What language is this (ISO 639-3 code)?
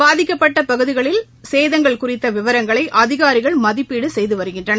tam